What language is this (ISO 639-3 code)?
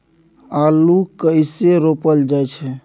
mai